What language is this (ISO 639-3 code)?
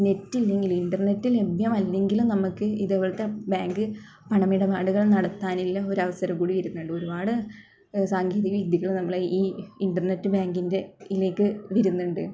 mal